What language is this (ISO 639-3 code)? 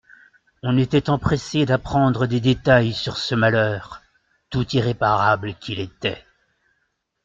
fra